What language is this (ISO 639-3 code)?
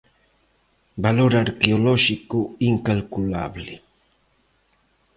glg